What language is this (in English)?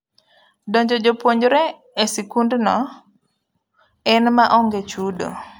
Luo (Kenya and Tanzania)